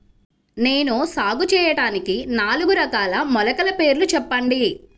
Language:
Telugu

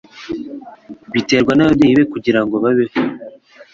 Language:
Kinyarwanda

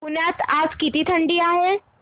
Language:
Marathi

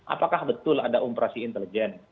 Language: Indonesian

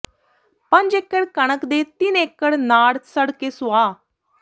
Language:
Punjabi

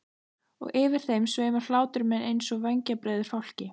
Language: Icelandic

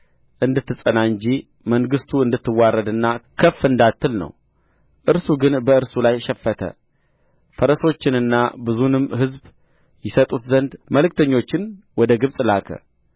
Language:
Amharic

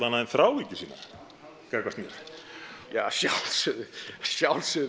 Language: Icelandic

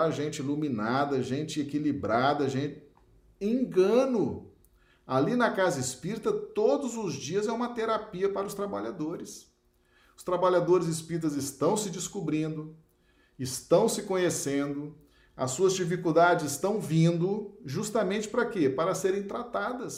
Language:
Portuguese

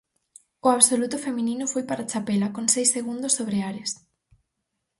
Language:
Galician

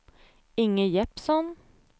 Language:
Swedish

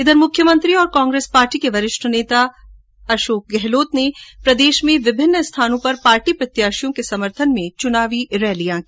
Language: Hindi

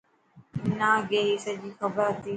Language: Dhatki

